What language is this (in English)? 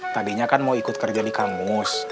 Indonesian